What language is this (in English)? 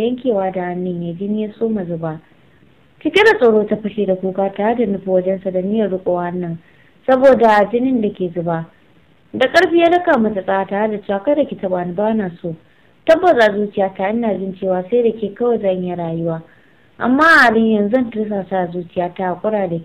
Romanian